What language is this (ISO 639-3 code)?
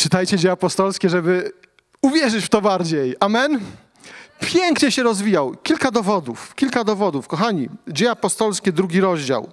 pol